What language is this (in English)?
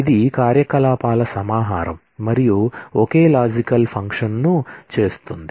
Telugu